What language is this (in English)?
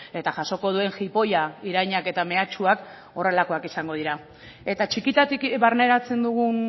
Basque